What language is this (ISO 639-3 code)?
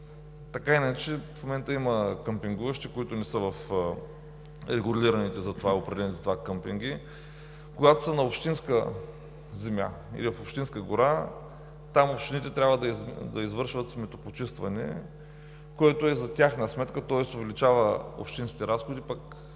bul